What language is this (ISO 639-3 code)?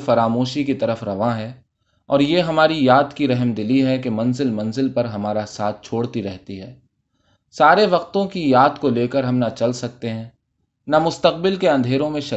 urd